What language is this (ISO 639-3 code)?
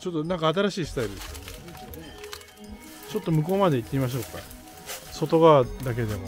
jpn